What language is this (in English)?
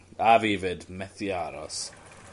Welsh